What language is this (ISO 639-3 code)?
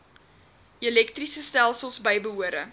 afr